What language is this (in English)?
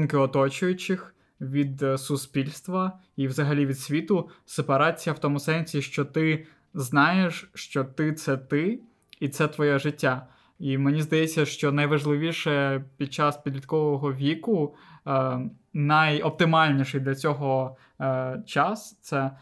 Ukrainian